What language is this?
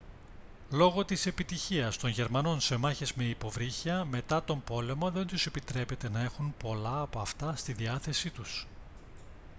Greek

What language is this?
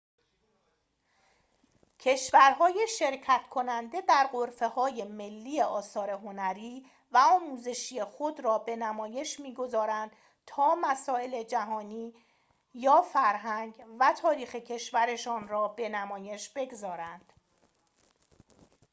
Persian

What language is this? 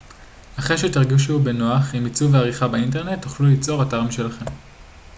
Hebrew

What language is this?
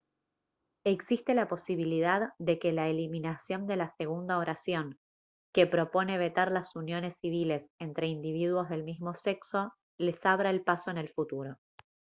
Spanish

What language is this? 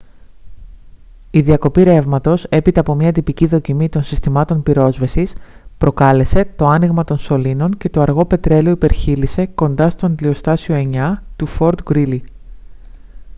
Greek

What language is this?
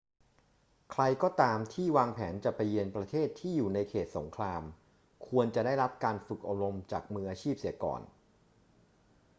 Thai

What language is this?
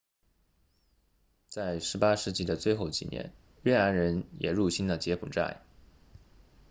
Chinese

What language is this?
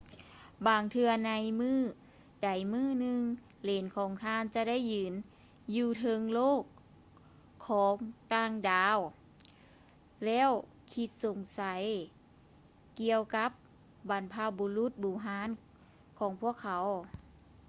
Lao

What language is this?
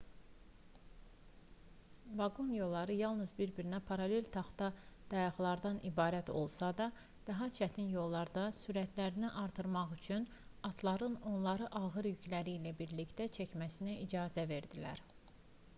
Azerbaijani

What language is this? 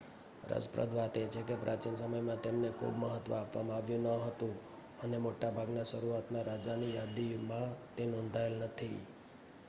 Gujarati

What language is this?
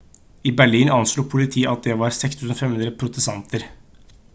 Norwegian Bokmål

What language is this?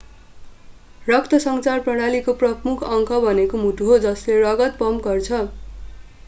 Nepali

